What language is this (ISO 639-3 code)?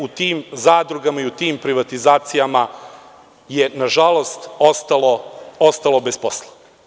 srp